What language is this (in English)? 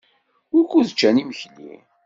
Kabyle